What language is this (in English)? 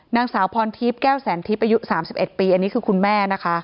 Thai